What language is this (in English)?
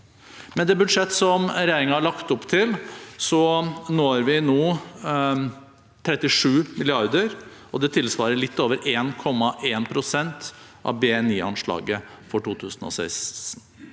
Norwegian